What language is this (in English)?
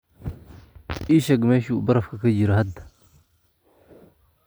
Somali